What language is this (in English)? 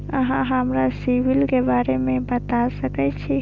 Maithili